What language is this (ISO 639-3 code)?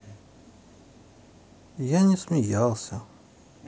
rus